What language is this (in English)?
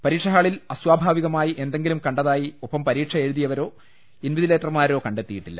Malayalam